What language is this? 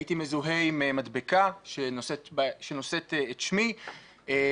Hebrew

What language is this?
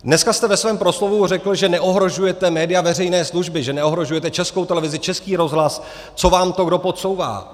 Czech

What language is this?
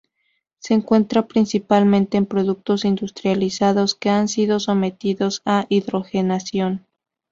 Spanish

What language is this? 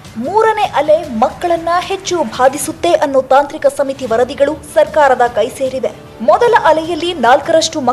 Hindi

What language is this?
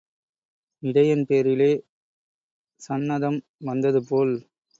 Tamil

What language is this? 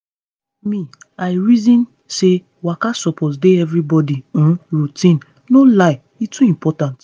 Nigerian Pidgin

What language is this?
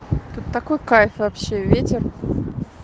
Russian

